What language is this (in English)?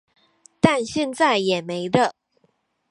Chinese